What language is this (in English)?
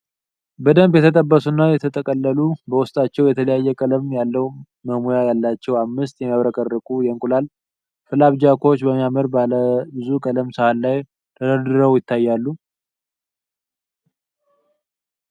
Amharic